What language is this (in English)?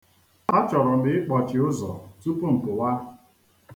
Igbo